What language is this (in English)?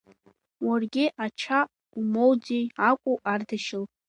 Abkhazian